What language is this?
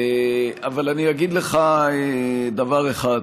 Hebrew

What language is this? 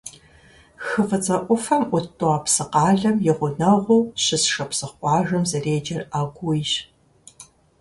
Kabardian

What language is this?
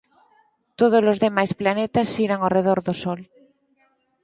Galician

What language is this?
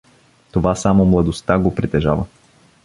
Bulgarian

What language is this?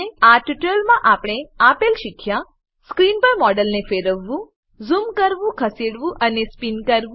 Gujarati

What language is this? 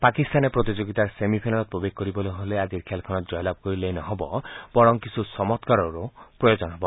Assamese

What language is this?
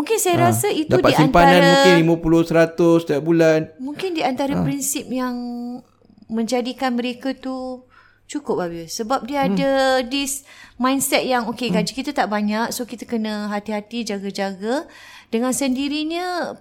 Malay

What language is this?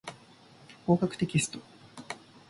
Japanese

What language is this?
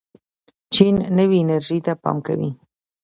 Pashto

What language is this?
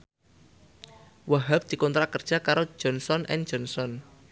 Javanese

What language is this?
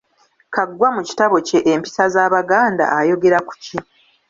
Ganda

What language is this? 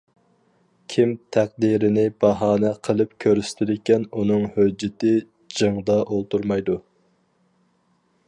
Uyghur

